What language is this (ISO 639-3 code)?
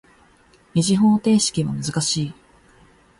jpn